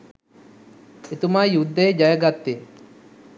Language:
Sinhala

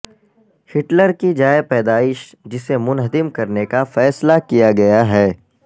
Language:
Urdu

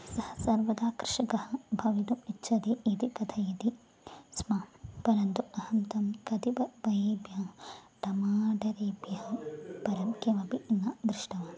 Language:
Sanskrit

